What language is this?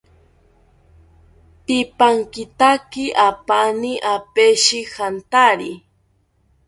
South Ucayali Ashéninka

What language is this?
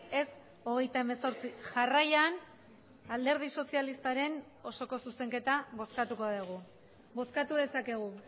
Basque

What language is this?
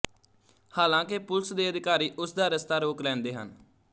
Punjabi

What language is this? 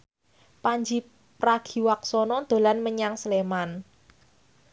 Javanese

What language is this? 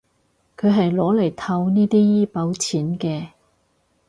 Cantonese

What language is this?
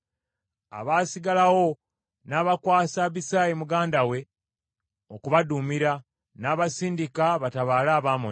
Ganda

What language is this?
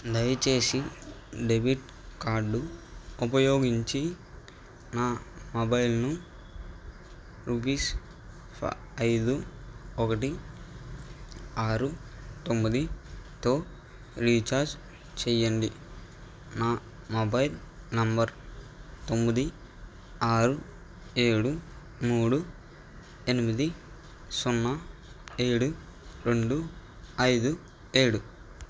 Telugu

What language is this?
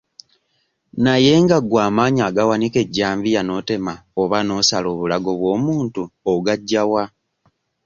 Ganda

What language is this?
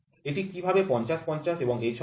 Bangla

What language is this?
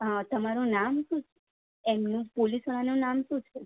Gujarati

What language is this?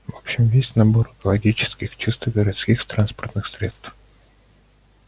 Russian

